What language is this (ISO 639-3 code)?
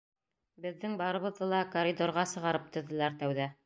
bak